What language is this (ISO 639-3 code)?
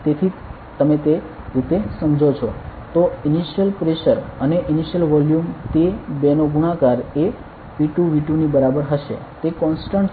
guj